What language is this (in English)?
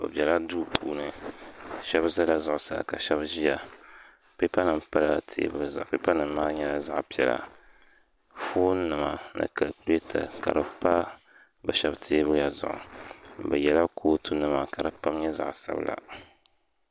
Dagbani